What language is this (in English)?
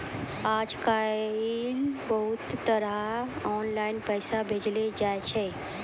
Maithili